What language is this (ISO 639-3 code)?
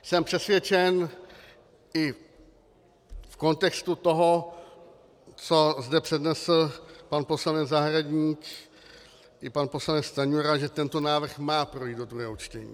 ces